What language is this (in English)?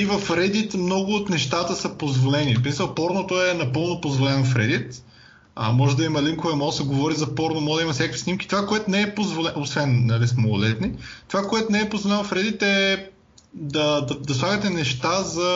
Bulgarian